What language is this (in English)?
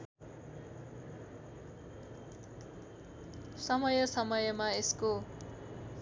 Nepali